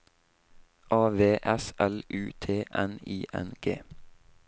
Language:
Norwegian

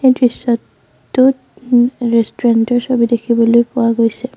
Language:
Assamese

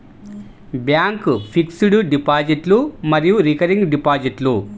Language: Telugu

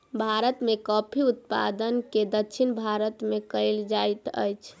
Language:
Maithili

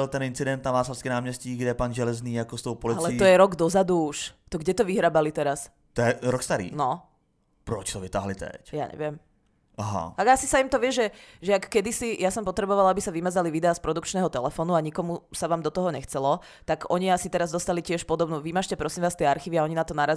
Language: Czech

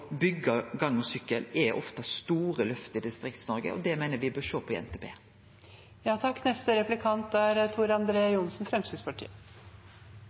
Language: Norwegian Nynorsk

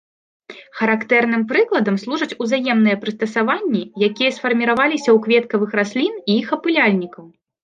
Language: Belarusian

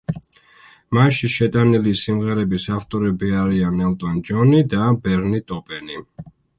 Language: Georgian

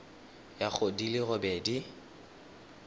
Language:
Tswana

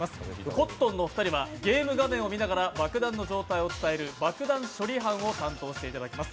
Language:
Japanese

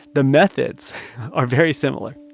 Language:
English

